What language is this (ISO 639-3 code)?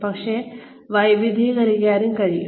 mal